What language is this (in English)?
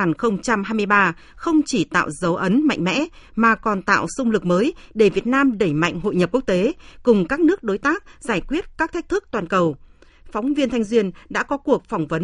Vietnamese